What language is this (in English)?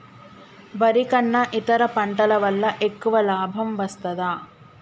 Telugu